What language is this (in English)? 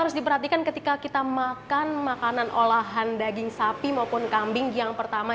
Indonesian